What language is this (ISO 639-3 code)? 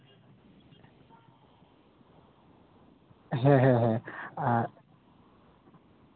sat